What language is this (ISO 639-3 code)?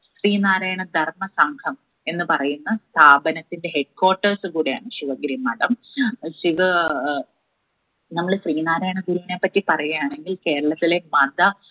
mal